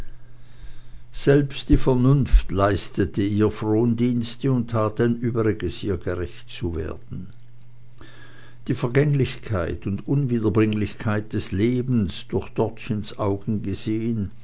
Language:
German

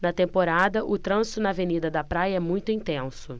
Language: Portuguese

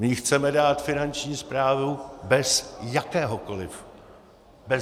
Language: Czech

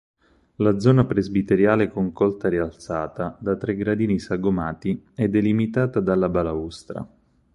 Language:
Italian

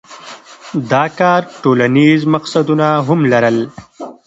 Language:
Pashto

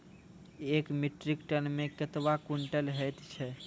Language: Maithili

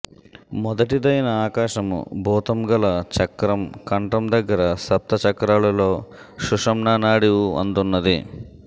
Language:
Telugu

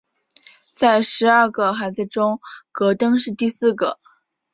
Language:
Chinese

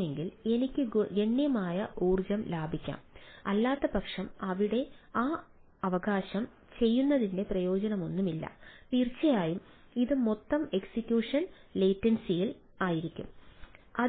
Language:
Malayalam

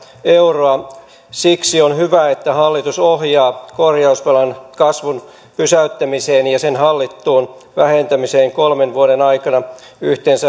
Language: Finnish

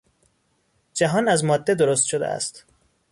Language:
Persian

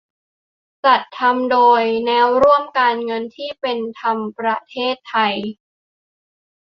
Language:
Thai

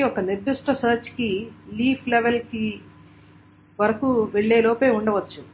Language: Telugu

